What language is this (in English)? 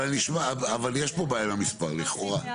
Hebrew